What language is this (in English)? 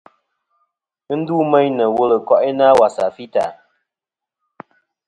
Kom